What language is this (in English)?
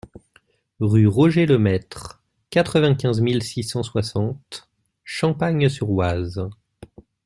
French